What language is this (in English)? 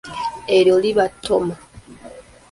Ganda